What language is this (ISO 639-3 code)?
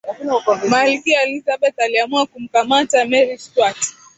swa